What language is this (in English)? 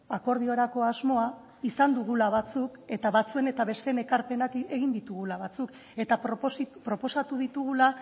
Basque